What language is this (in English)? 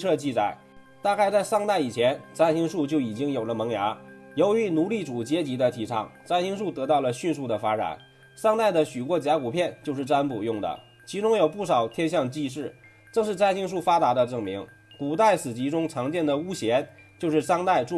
Chinese